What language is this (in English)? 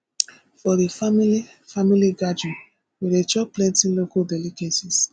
Nigerian Pidgin